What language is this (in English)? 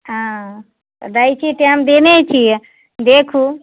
Maithili